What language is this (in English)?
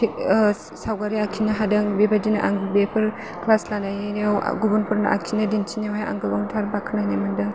Bodo